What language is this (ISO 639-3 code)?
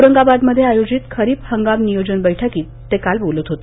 mar